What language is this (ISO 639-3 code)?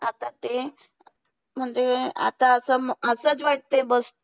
mar